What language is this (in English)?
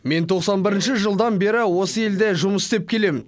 Kazakh